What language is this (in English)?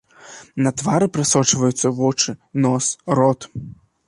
Belarusian